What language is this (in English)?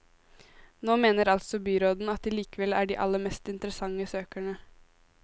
Norwegian